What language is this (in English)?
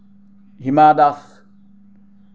Assamese